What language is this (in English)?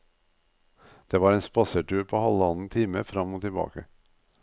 Norwegian